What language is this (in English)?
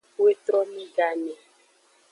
Aja (Benin)